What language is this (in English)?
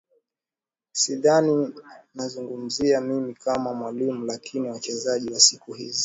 Swahili